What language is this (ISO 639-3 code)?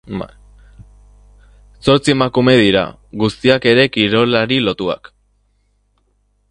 eus